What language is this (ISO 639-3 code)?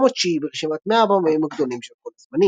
heb